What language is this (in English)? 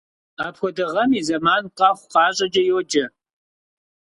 Kabardian